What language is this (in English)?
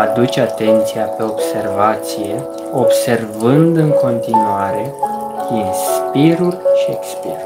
Romanian